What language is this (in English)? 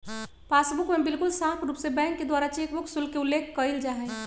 Magahi